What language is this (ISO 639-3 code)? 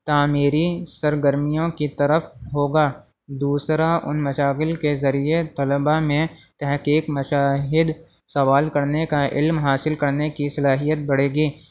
urd